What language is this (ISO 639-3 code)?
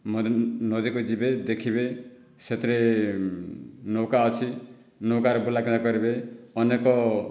ori